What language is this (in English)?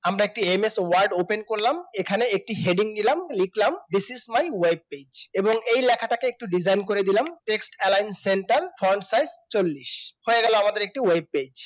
Bangla